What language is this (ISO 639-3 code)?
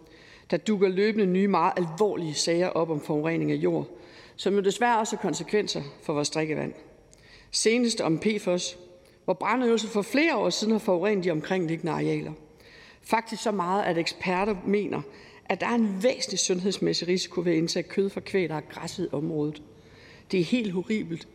dan